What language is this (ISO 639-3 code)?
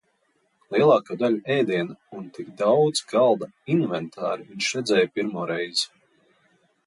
lav